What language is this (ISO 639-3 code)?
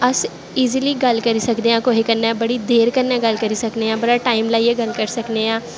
doi